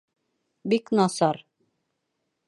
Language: Bashkir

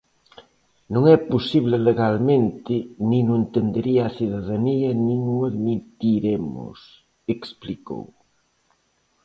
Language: Galician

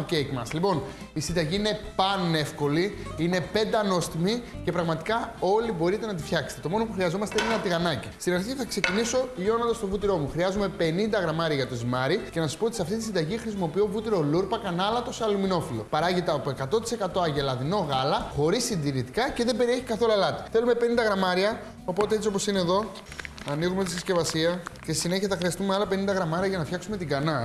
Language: Greek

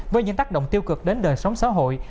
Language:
Vietnamese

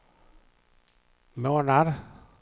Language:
Swedish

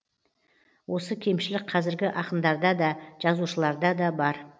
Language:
Kazakh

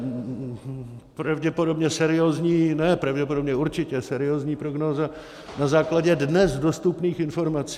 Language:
Czech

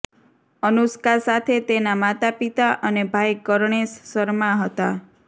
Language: Gujarati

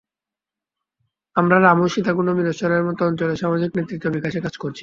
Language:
Bangla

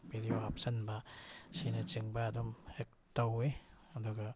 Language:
Manipuri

